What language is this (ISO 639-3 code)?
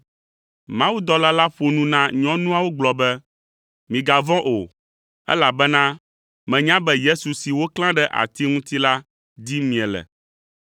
ewe